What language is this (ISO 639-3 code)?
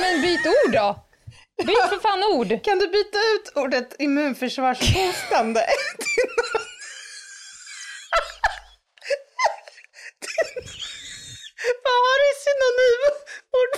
swe